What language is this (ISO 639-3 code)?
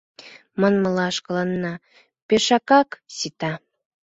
chm